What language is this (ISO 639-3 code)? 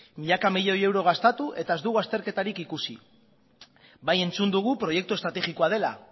eus